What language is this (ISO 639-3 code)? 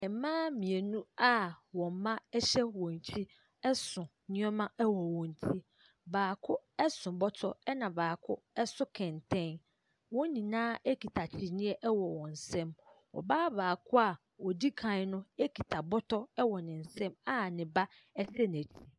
aka